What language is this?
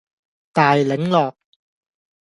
Cantonese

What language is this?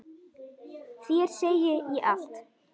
Icelandic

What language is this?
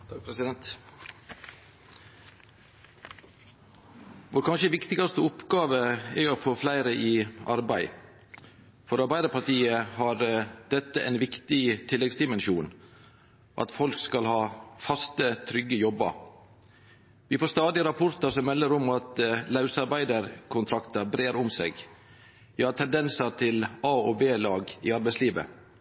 Norwegian Nynorsk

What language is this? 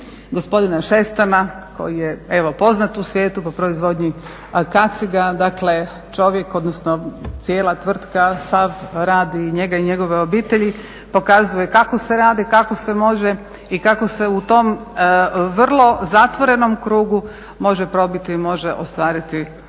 Croatian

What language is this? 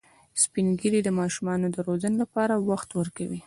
Pashto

